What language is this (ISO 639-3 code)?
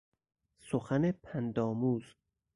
fas